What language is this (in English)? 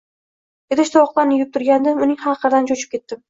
Uzbek